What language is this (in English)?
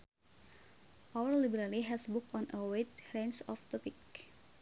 Sundanese